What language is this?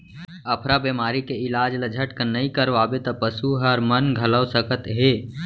Chhattisgarhi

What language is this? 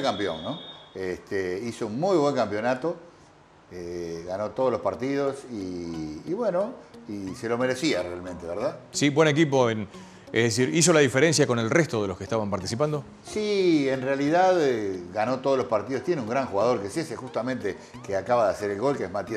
Spanish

